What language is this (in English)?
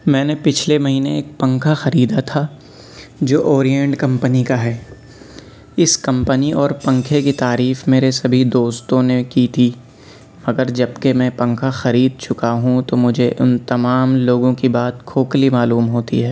Urdu